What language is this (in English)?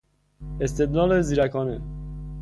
Persian